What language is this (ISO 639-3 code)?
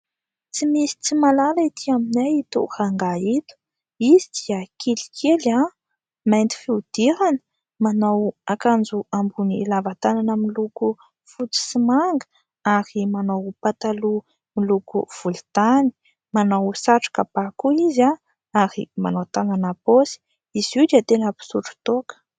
mlg